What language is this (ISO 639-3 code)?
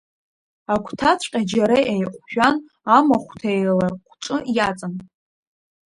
abk